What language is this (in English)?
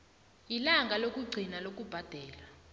South Ndebele